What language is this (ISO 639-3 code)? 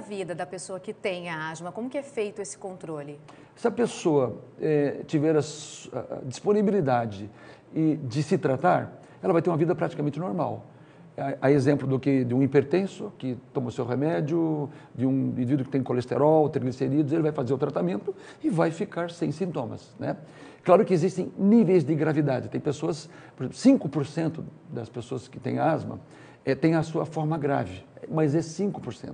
por